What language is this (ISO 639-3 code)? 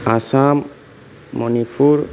brx